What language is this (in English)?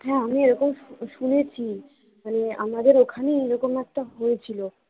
Bangla